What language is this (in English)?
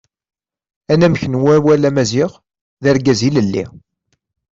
Kabyle